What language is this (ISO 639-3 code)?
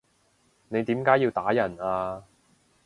yue